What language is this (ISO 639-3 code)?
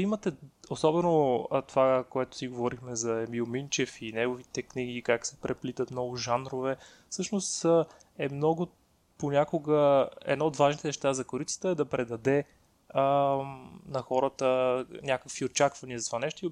bul